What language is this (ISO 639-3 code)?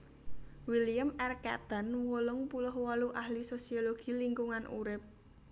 jav